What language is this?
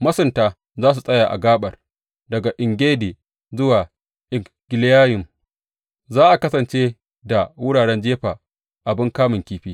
Hausa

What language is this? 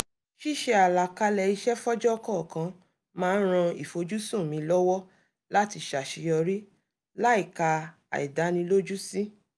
Yoruba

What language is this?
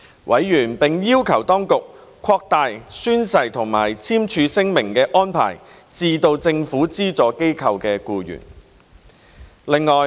Cantonese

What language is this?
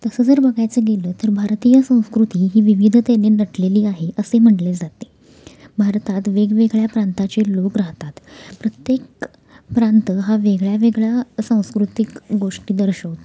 Marathi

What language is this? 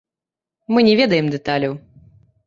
Belarusian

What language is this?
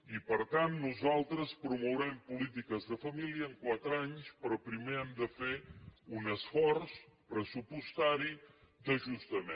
Catalan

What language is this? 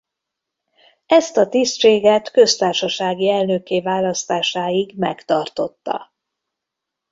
Hungarian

